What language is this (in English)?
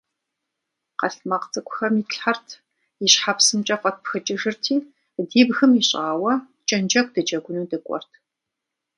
Kabardian